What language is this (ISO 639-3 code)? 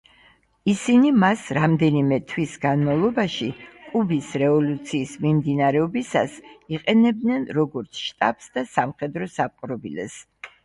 kat